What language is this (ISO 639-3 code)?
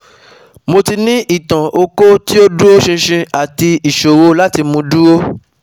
yor